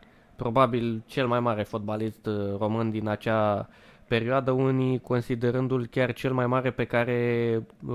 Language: Romanian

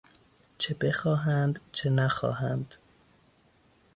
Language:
Persian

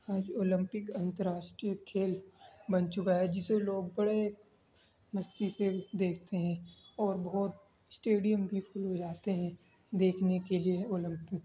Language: Urdu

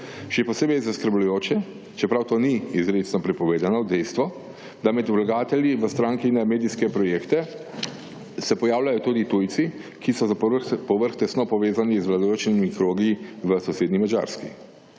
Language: Slovenian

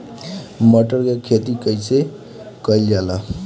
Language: Bhojpuri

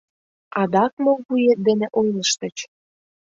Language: Mari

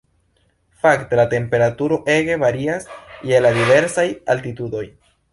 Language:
Esperanto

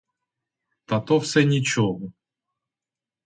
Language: Ukrainian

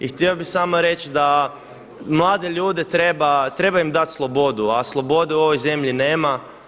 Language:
Croatian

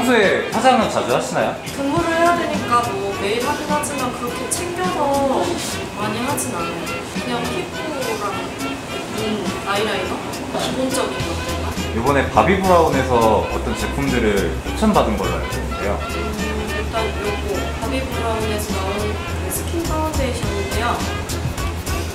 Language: Korean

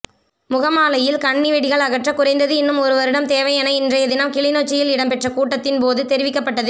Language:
Tamil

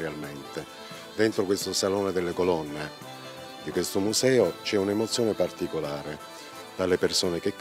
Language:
Italian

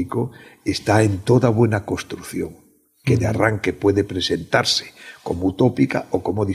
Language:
Spanish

